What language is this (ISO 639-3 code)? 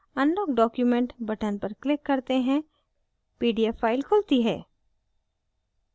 hin